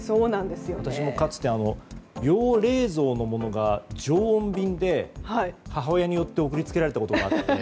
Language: Japanese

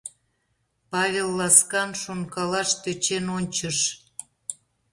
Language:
Mari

